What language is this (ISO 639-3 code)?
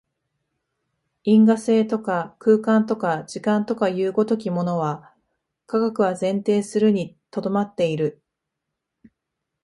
jpn